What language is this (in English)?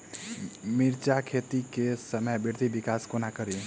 Maithili